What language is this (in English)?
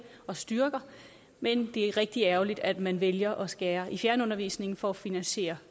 Danish